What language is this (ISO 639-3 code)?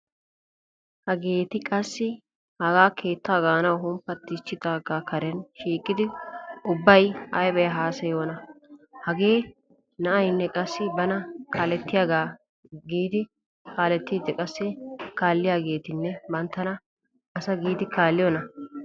wal